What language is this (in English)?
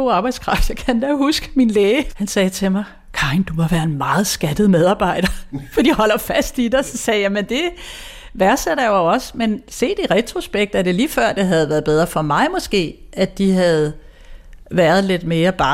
Danish